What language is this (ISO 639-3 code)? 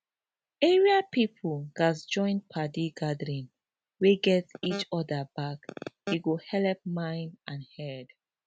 pcm